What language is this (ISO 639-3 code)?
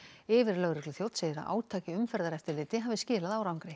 isl